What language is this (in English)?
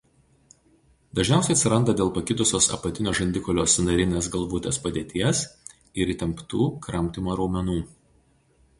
Lithuanian